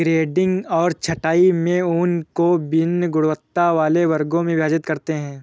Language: Hindi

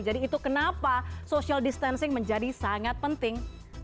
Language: Indonesian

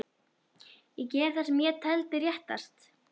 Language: Icelandic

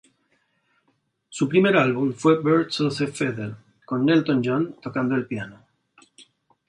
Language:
Spanish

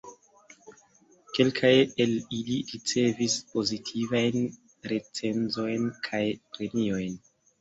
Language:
Esperanto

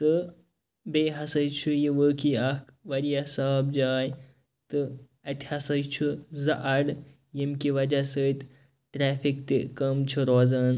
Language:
Kashmiri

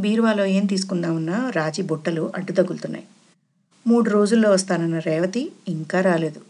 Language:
Telugu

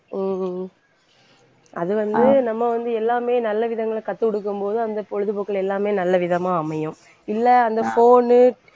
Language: Tamil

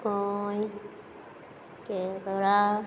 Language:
Konkani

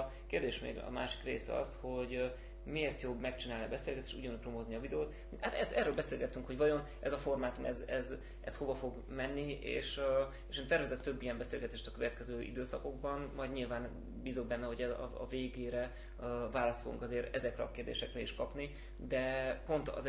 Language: Hungarian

